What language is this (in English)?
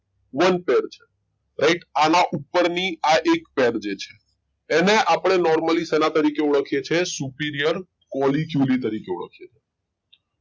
Gujarati